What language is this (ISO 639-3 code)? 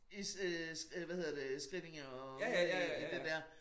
dan